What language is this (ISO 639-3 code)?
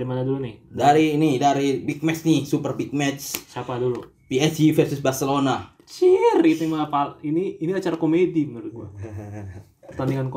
ind